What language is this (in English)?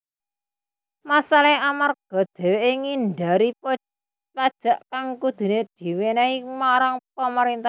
Javanese